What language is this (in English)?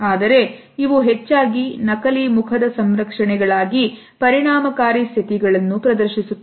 Kannada